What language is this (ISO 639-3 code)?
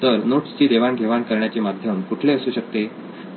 mar